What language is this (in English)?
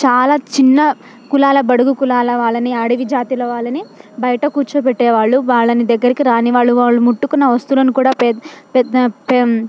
Telugu